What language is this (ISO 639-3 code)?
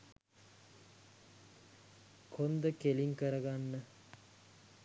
sin